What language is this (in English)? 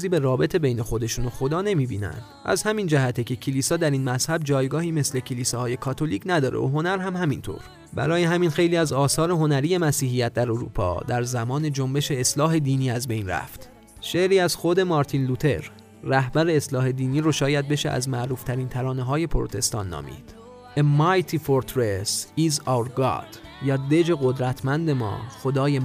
Persian